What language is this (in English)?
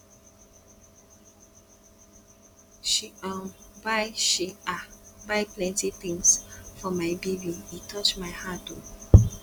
Nigerian Pidgin